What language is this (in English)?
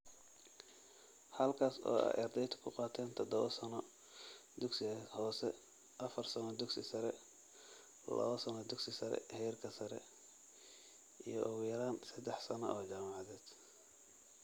Somali